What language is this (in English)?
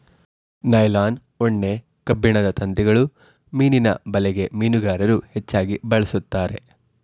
Kannada